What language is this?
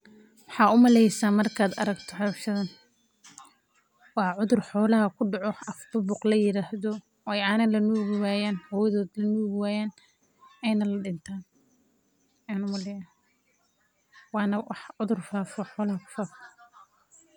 Somali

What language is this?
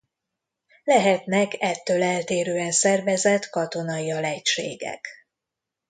Hungarian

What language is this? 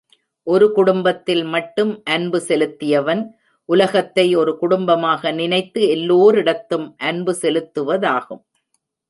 Tamil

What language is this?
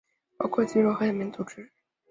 Chinese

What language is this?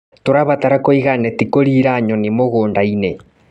Kikuyu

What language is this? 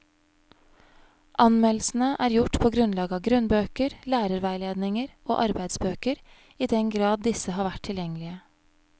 Norwegian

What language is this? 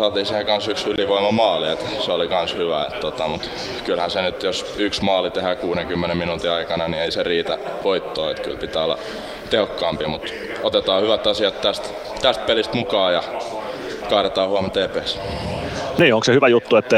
Finnish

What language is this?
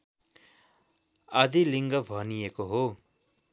Nepali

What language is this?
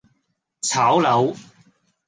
Cantonese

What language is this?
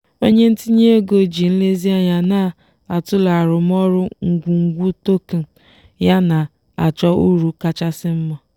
Igbo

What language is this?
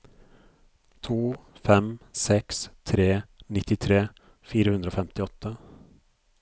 Norwegian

